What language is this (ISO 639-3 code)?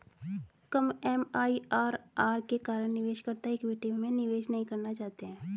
hin